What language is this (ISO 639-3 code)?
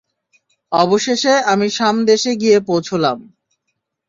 ben